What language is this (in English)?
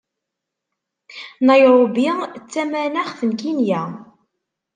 Kabyle